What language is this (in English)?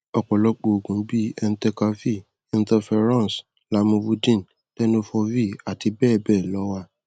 Yoruba